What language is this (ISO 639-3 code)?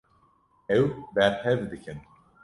kur